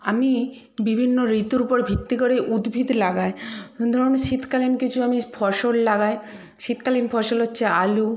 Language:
Bangla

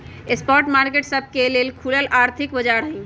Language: Magahi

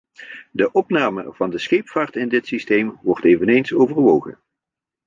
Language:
Dutch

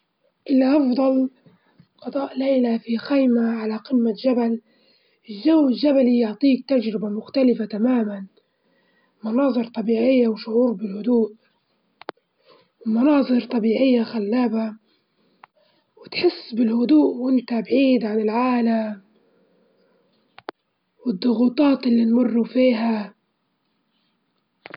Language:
Libyan Arabic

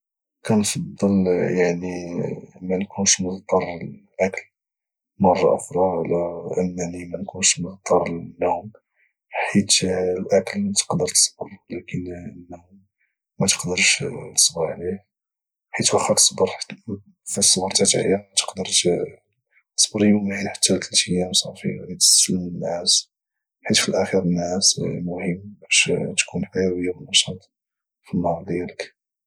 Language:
Moroccan Arabic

